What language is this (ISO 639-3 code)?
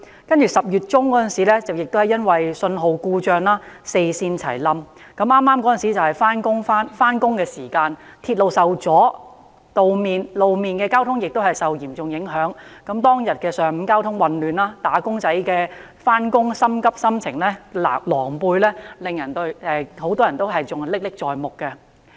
yue